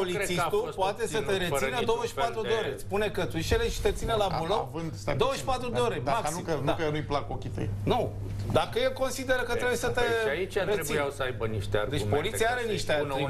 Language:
Romanian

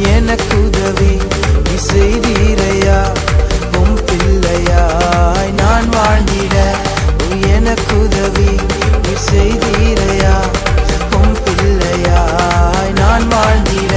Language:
Tamil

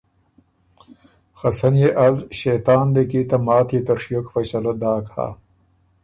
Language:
Ormuri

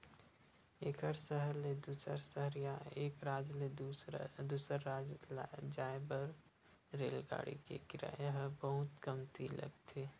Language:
Chhattisgarhi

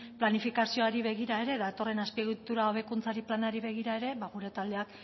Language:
Basque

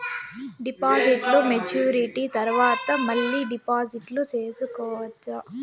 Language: Telugu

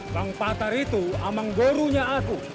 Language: Indonesian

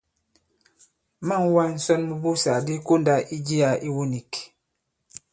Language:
Bankon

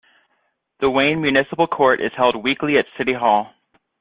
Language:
English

